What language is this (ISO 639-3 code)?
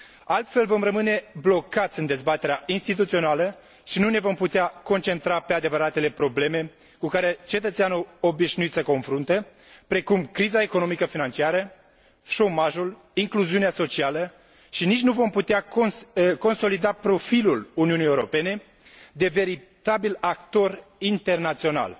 ron